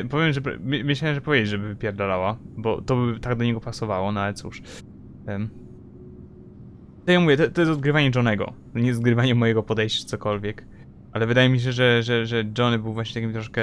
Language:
Polish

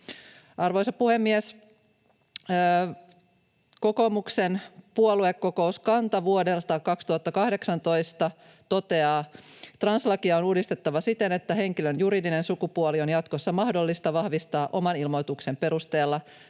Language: Finnish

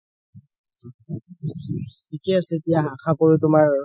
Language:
Assamese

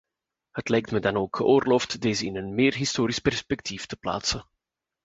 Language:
Dutch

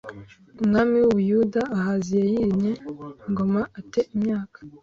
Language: Kinyarwanda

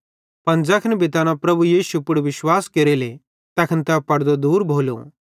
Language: Bhadrawahi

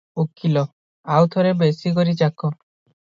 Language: Odia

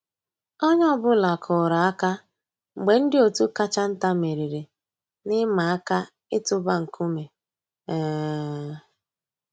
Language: Igbo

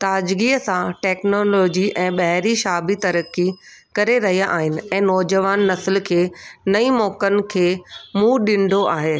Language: Sindhi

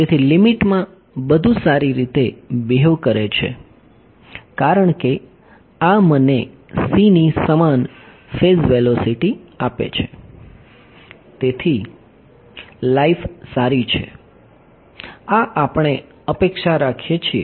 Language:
Gujarati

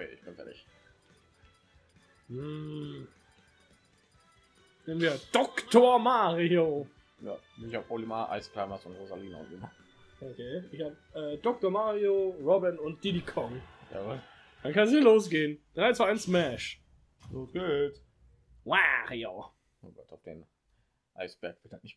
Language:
German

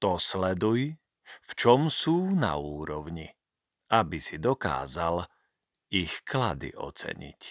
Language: Slovak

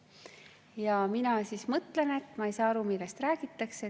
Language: Estonian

